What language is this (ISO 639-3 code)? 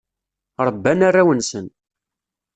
kab